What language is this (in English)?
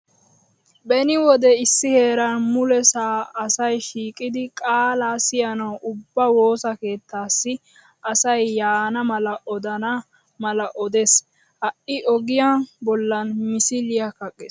Wolaytta